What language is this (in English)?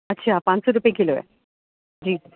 Urdu